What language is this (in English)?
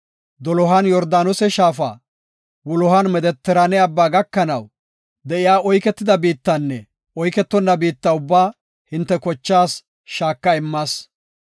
Gofa